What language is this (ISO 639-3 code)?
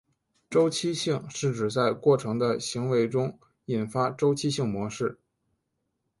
zho